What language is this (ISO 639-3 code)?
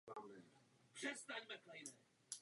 ces